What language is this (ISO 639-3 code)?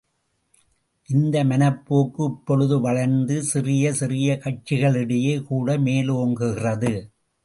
tam